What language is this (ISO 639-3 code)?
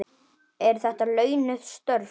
isl